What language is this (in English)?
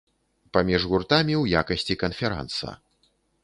Belarusian